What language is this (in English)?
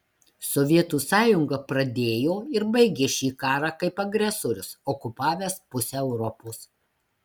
Lithuanian